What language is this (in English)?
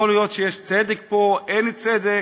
Hebrew